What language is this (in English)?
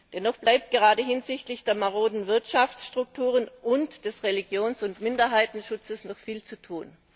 German